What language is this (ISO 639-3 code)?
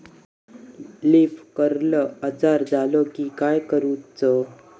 mar